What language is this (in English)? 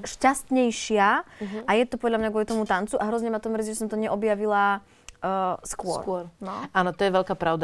Slovak